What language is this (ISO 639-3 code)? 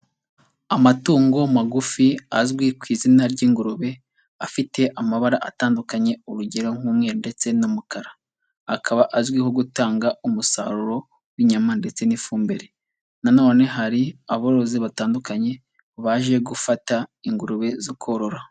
kin